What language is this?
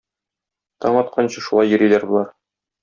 Tatar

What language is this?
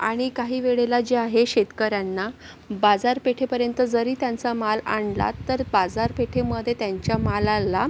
Marathi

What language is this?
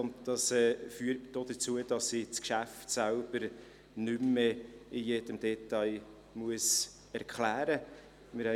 Swiss German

